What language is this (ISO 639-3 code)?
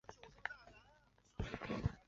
zho